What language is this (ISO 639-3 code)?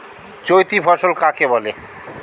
ben